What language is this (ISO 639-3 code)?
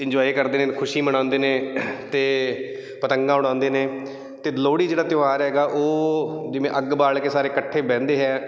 pan